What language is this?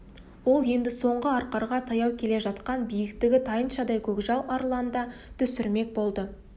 Kazakh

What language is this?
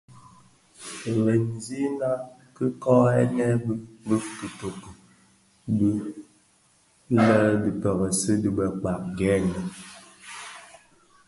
Bafia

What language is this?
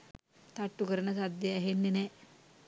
Sinhala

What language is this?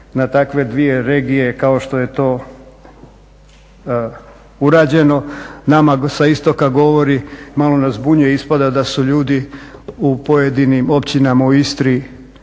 Croatian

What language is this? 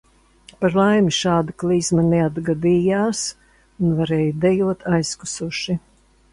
Latvian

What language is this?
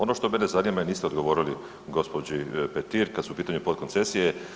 Croatian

